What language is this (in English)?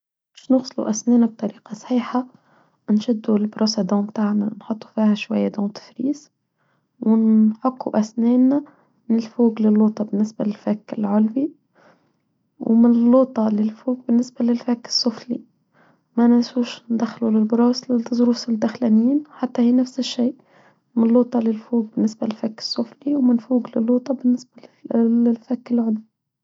Tunisian Arabic